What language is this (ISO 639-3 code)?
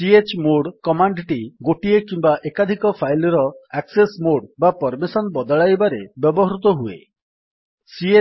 ori